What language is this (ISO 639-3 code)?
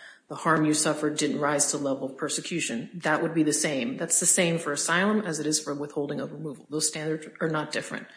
eng